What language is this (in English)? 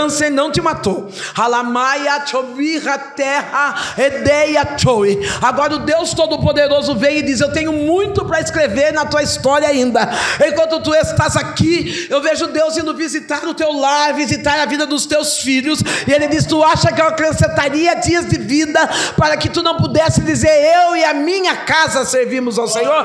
Portuguese